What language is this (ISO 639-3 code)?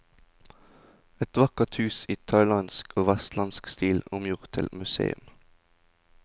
nor